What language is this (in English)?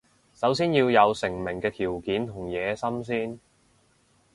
Cantonese